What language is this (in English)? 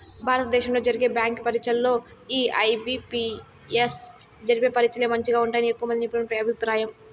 Telugu